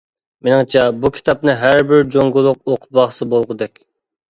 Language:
Uyghur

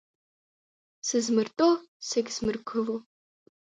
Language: Abkhazian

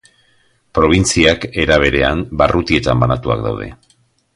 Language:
Basque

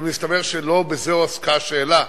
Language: Hebrew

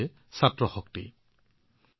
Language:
Assamese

